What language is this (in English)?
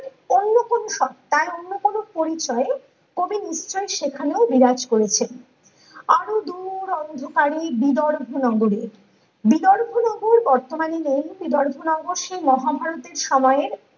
Bangla